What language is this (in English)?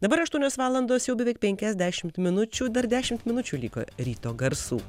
Lithuanian